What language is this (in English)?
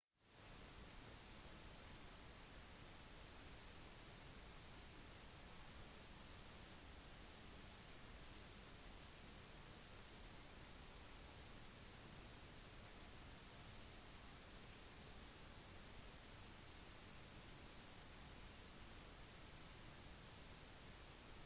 Norwegian Bokmål